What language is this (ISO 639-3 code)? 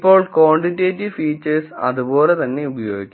mal